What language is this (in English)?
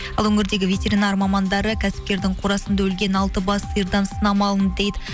Kazakh